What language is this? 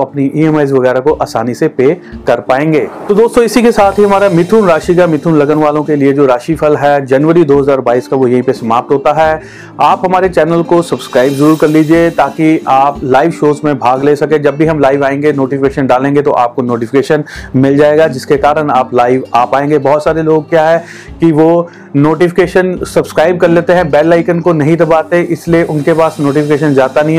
Hindi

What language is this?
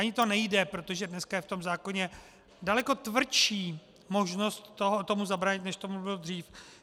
Czech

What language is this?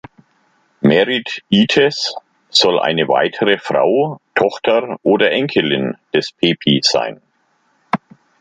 German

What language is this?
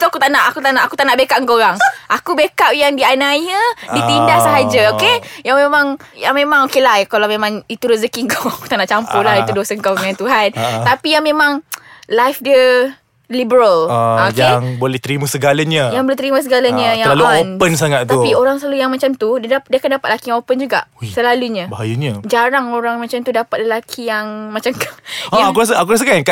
Malay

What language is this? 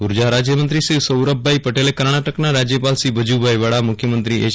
Gujarati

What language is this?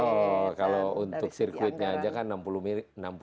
Indonesian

